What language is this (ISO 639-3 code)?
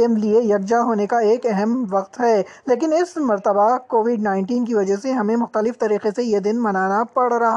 urd